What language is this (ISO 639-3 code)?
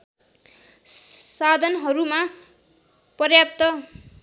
nep